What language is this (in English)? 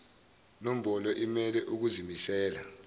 Zulu